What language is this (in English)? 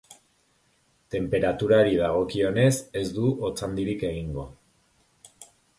Basque